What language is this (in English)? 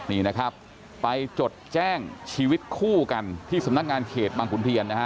Thai